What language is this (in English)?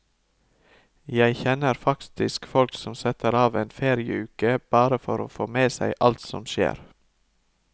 Norwegian